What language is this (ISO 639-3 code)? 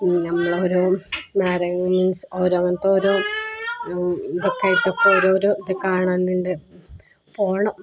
mal